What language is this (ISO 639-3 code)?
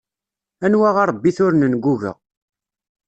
kab